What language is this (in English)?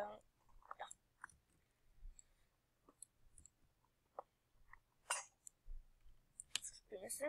Bulgarian